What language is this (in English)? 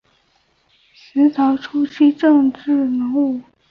Chinese